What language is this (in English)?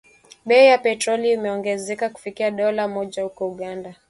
Swahili